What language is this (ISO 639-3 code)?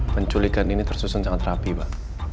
ind